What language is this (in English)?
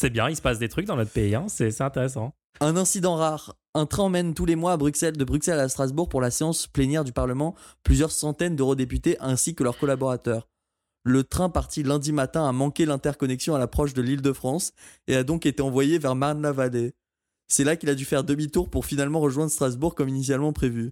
French